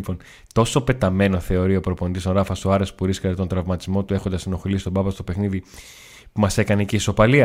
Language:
Greek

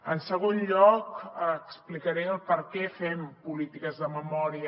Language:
Catalan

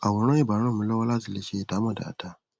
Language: Yoruba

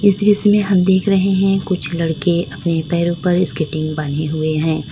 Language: Hindi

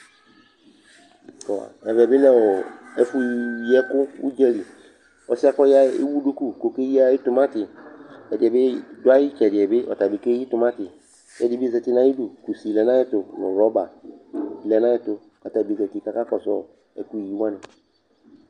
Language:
Ikposo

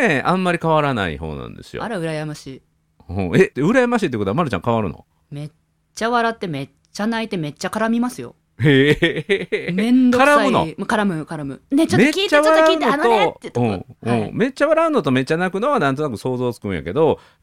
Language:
Japanese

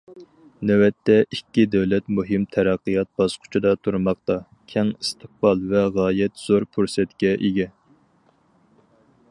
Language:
Uyghur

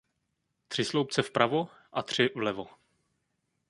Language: Czech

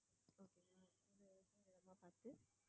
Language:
Tamil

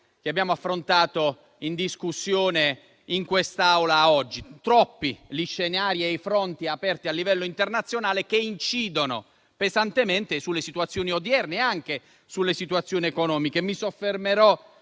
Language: Italian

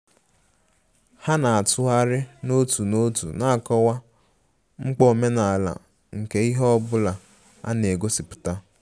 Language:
Igbo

